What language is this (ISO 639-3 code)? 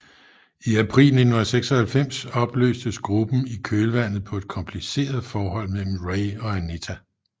dan